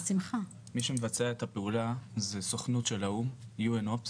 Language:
Hebrew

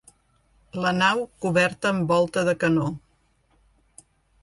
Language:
Catalan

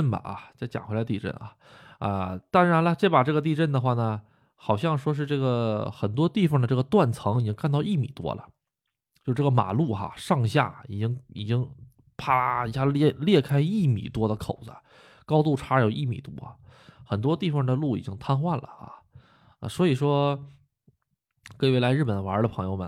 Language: Chinese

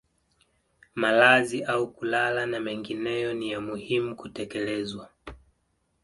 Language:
Swahili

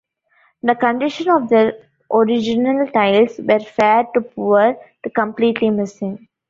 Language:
English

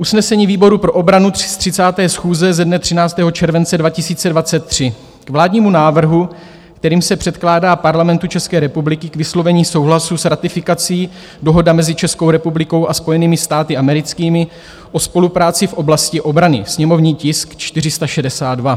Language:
Czech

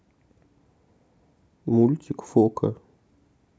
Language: Russian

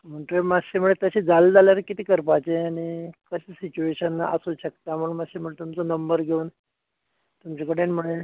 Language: Konkani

